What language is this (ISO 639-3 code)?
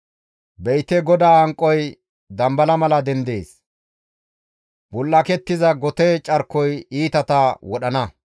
gmv